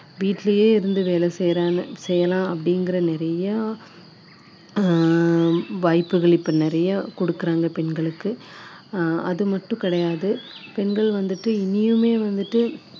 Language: Tamil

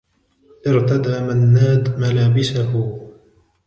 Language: Arabic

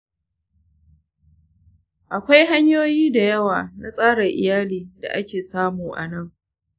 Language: Hausa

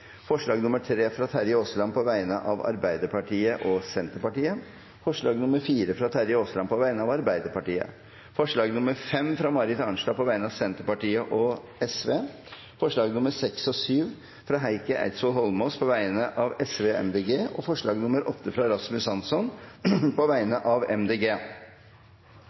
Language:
Norwegian Bokmål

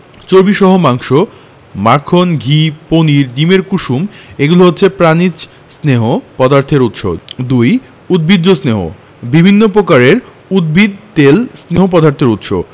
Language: Bangla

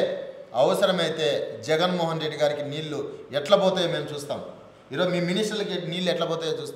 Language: Telugu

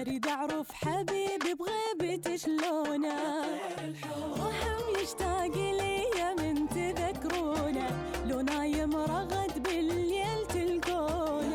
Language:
Arabic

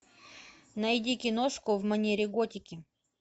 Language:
Russian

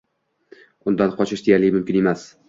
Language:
Uzbek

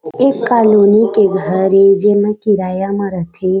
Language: Chhattisgarhi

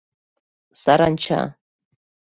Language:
Mari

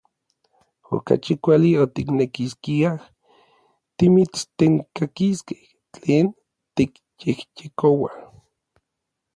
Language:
Orizaba Nahuatl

